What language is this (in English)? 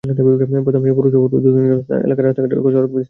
Bangla